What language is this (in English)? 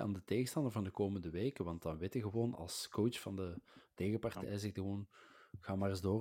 Dutch